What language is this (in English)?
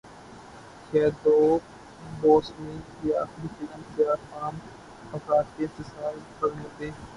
Urdu